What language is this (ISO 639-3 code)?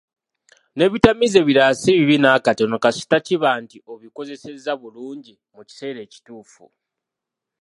lug